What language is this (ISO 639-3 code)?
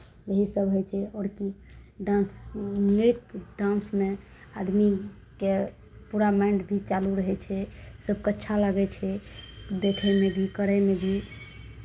mai